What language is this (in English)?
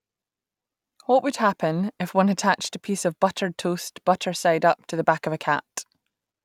English